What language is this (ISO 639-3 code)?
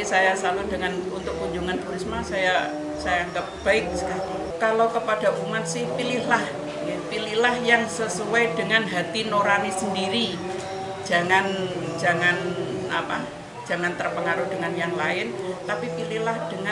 ind